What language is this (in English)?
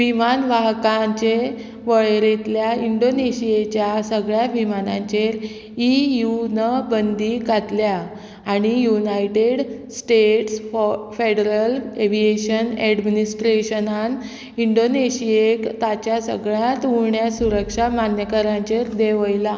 Konkani